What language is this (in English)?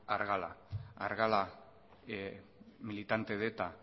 Basque